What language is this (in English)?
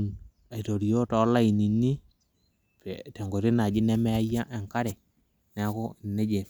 Masai